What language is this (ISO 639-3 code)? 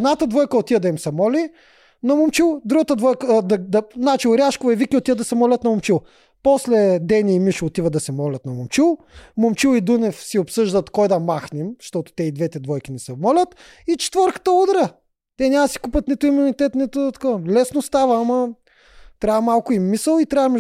bul